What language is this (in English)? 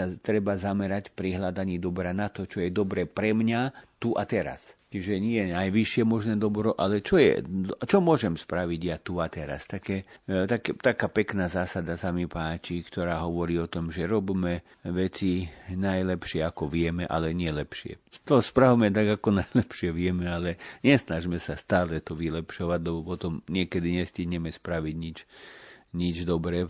Slovak